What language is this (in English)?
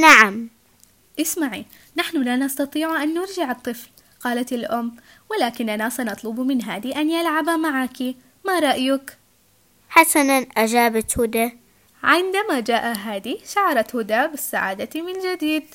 Arabic